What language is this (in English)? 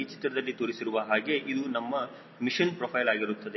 Kannada